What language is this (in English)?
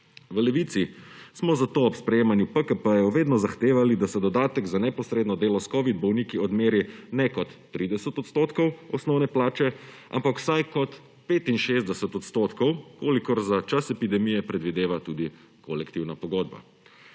Slovenian